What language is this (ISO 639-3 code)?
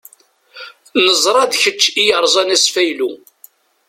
kab